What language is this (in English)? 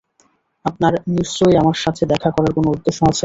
Bangla